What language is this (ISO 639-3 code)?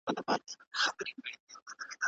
pus